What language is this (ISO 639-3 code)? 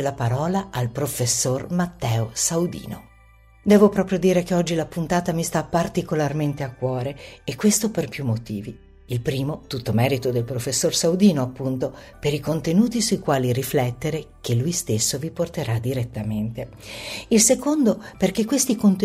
ita